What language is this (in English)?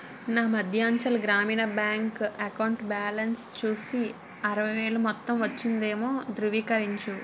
Telugu